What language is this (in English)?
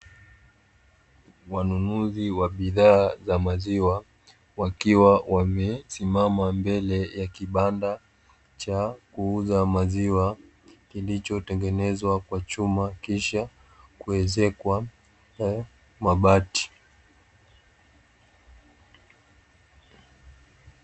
Swahili